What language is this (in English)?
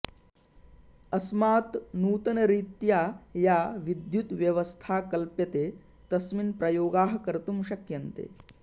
Sanskrit